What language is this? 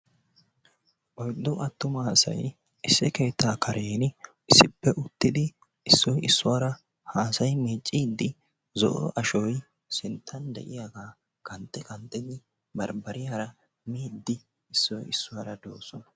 Wolaytta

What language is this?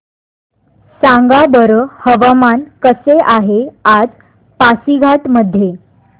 Marathi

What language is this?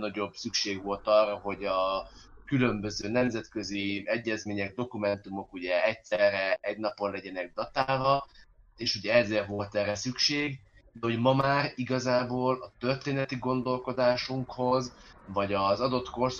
Hungarian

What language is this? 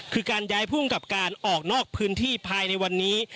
Thai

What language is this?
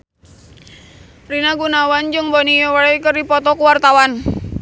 Sundanese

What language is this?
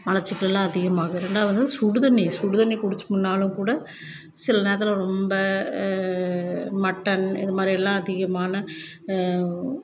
Tamil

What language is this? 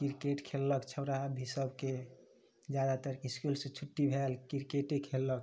Maithili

